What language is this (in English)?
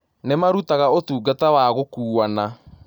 Kikuyu